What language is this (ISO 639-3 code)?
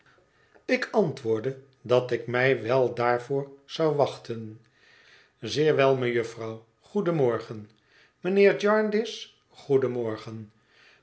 nld